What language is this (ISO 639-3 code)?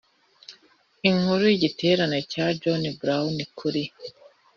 kin